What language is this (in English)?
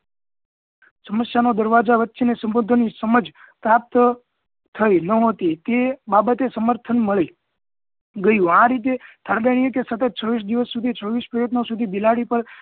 Gujarati